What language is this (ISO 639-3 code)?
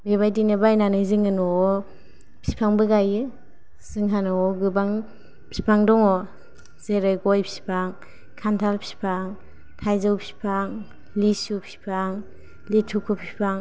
brx